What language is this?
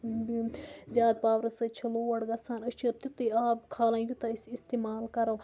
Kashmiri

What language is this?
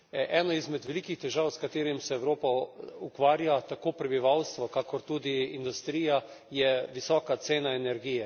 Slovenian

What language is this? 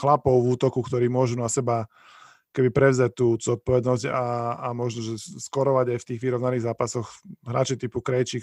Slovak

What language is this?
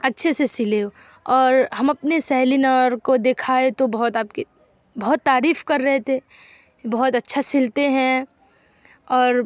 Urdu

